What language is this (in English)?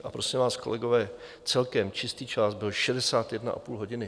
Czech